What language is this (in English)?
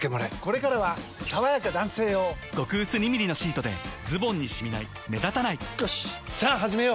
Japanese